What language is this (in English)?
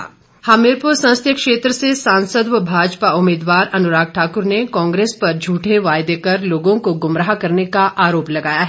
Hindi